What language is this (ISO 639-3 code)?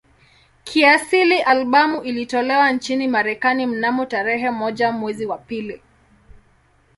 swa